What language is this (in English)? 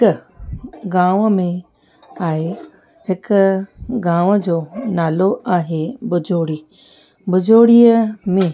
Sindhi